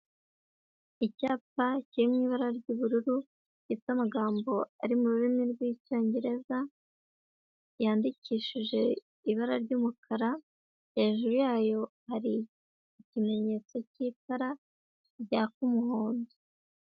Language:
Kinyarwanda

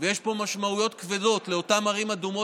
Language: Hebrew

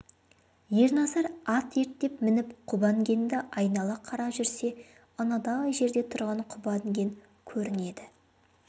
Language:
Kazakh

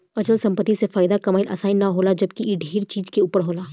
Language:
Bhojpuri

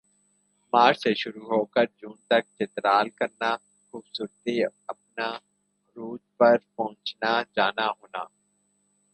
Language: Urdu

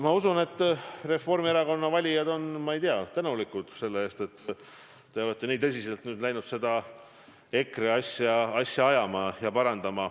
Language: Estonian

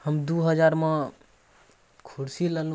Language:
Maithili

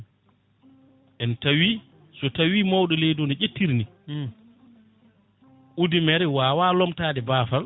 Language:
Fula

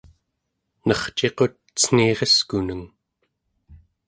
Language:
Central Yupik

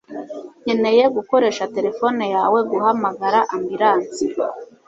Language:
Kinyarwanda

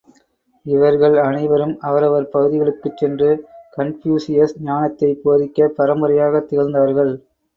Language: Tamil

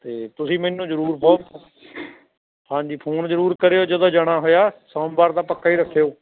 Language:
Punjabi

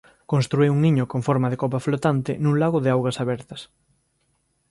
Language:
Galician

